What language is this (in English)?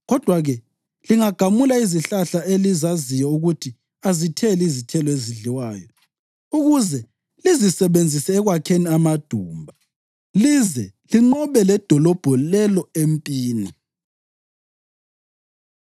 North Ndebele